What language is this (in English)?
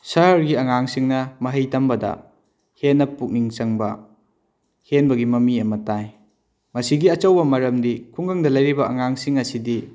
Manipuri